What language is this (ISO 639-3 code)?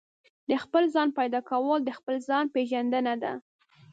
pus